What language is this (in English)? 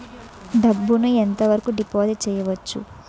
Telugu